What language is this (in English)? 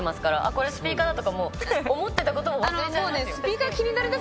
Japanese